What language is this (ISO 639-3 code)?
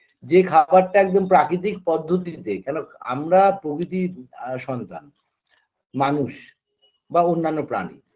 ben